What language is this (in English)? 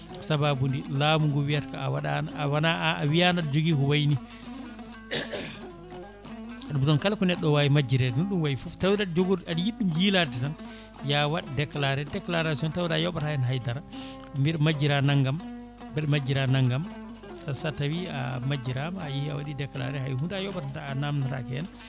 Fula